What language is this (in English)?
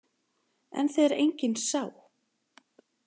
Icelandic